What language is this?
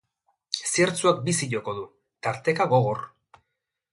Basque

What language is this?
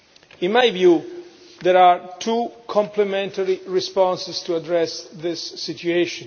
English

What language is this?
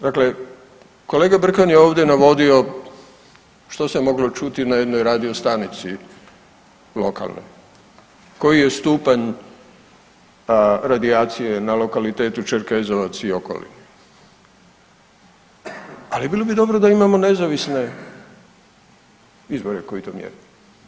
Croatian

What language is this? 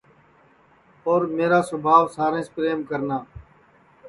Sansi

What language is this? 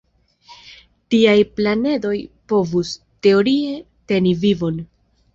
Esperanto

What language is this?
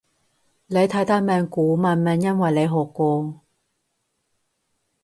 Cantonese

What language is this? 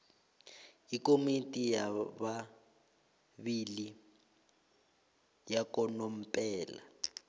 South Ndebele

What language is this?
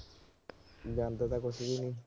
Punjabi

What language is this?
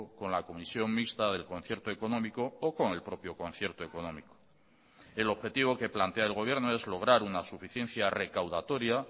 Spanish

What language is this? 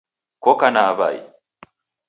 Taita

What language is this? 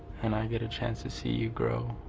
English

